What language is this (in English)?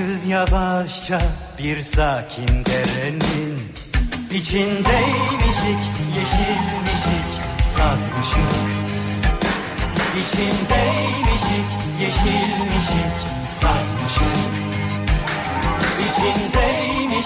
Turkish